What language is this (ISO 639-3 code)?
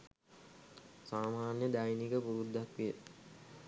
sin